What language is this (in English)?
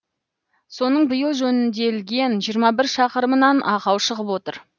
Kazakh